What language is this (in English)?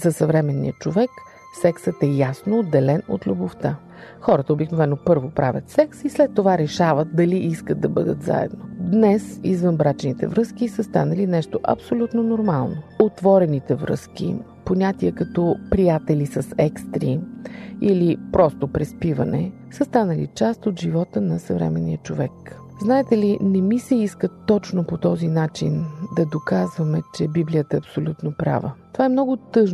Bulgarian